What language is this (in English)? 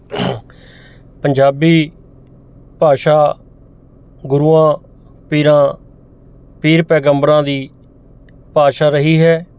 Punjabi